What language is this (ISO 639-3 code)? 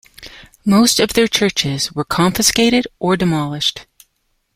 eng